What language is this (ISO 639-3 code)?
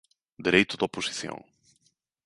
glg